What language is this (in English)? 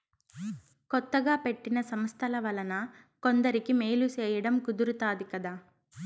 Telugu